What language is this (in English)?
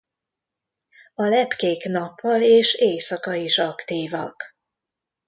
Hungarian